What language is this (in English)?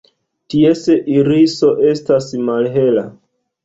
Esperanto